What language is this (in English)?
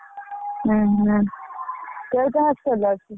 Odia